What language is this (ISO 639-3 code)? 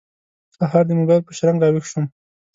pus